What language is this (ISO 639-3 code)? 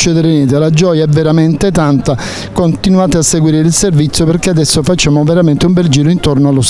ita